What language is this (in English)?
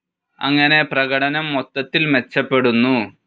Malayalam